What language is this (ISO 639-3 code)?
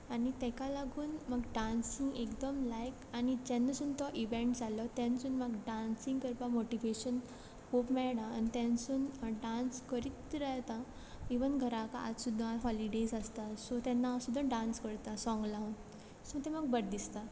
kok